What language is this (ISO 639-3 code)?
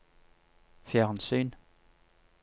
nor